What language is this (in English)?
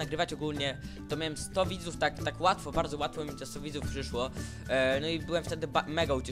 Polish